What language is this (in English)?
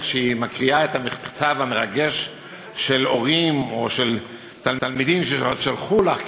Hebrew